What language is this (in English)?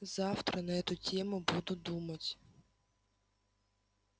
Russian